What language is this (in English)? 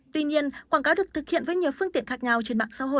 Vietnamese